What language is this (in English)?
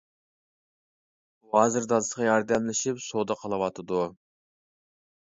Uyghur